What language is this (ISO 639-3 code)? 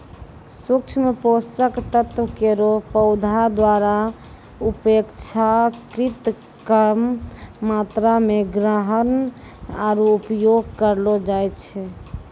mai